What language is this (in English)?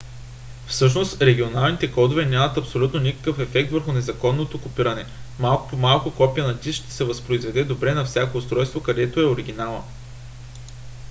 Bulgarian